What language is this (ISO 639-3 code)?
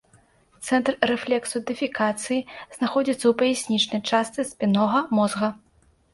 bel